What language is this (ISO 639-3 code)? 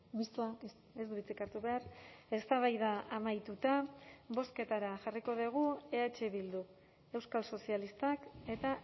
eus